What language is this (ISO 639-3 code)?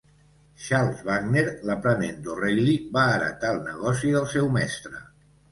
cat